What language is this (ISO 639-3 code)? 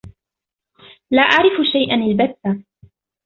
ara